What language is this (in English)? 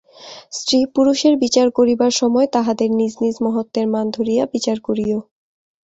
Bangla